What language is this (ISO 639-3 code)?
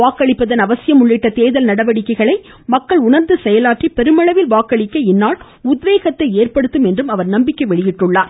tam